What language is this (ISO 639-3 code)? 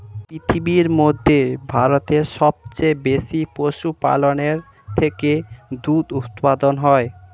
ben